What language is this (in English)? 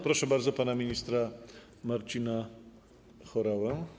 Polish